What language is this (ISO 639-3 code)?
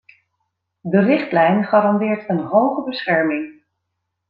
nld